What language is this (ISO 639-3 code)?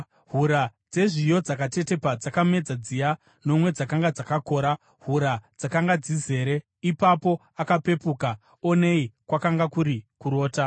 sna